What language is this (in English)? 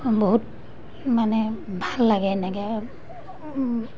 Assamese